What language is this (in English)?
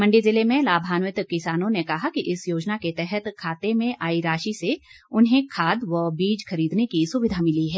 Hindi